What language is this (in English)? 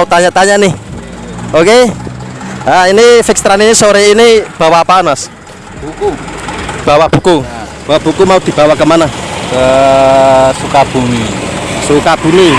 Indonesian